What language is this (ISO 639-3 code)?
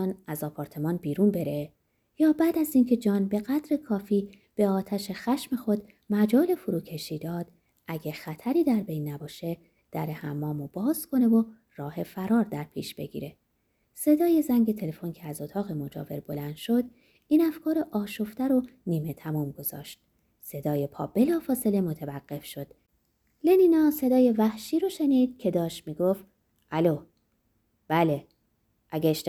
fas